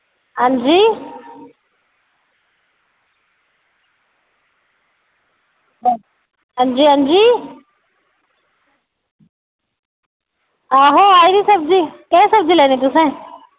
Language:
Dogri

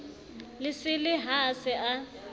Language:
Southern Sotho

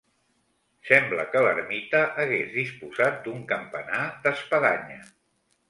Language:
Catalan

